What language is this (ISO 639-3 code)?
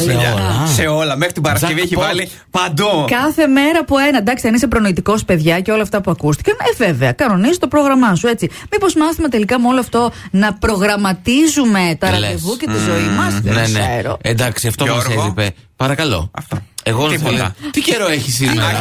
ell